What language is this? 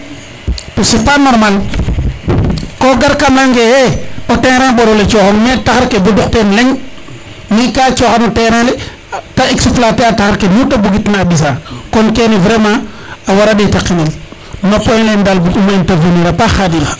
Serer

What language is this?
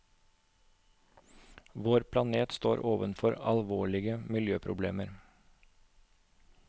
Norwegian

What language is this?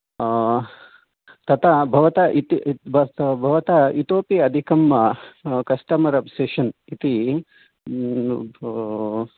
Sanskrit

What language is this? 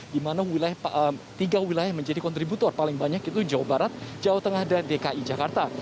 Indonesian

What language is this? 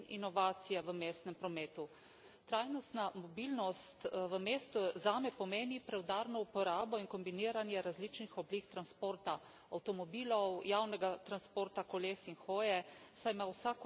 Slovenian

